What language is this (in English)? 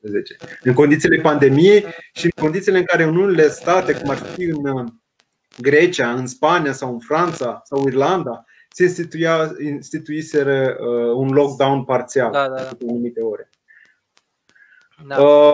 Romanian